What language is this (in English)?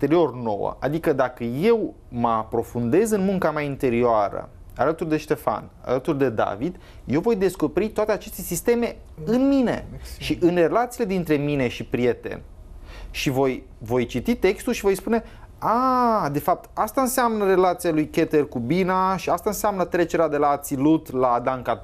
Romanian